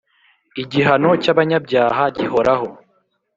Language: Kinyarwanda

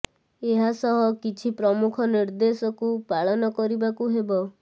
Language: Odia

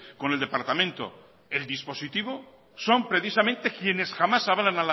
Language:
Spanish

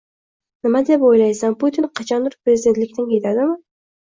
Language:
Uzbek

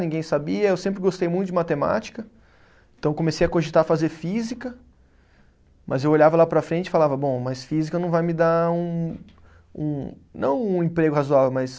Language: Portuguese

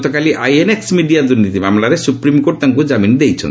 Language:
Odia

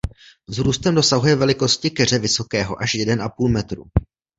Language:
Czech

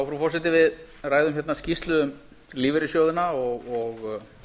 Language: Icelandic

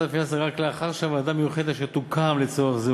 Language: Hebrew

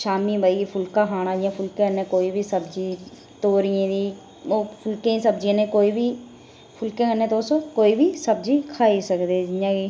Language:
Dogri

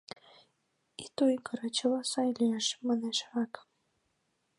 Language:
Mari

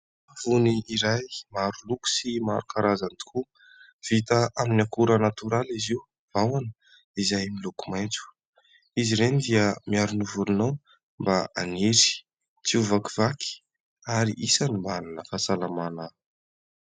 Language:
Malagasy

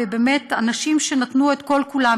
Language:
Hebrew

